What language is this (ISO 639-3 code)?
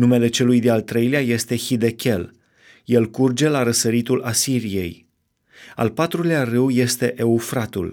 ron